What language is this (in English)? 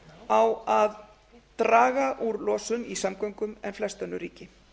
Icelandic